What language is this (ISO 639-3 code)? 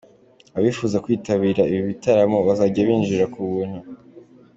kin